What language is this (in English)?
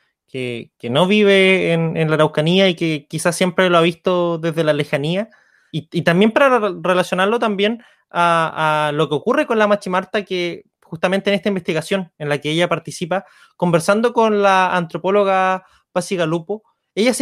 Spanish